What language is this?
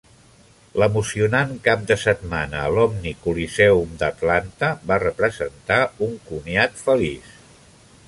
Catalan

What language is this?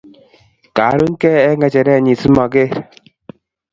Kalenjin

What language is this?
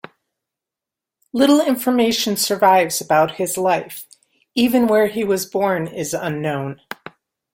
English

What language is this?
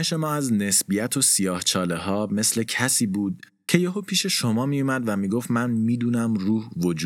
Persian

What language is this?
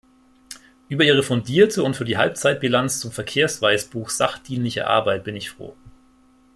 German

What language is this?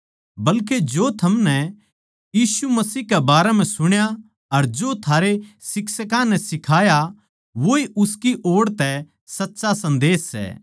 Haryanvi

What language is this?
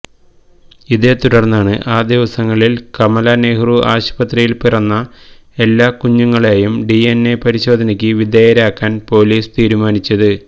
Malayalam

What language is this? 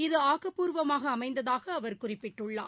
Tamil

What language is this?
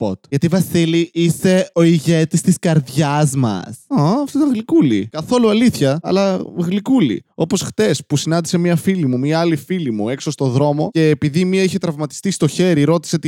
Greek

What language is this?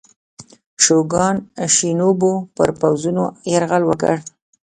Pashto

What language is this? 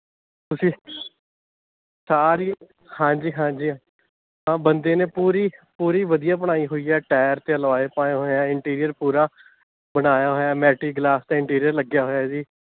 Punjabi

